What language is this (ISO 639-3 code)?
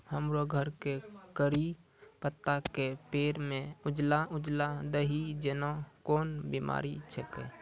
mai